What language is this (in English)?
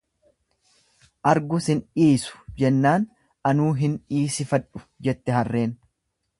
Oromo